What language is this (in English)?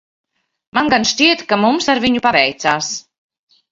Latvian